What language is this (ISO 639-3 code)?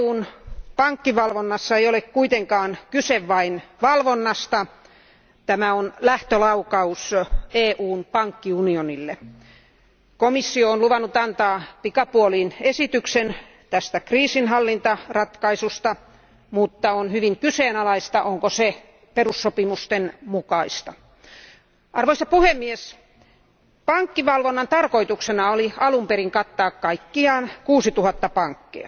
fin